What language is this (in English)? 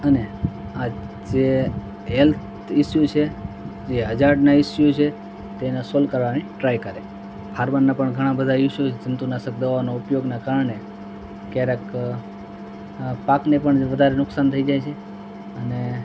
Gujarati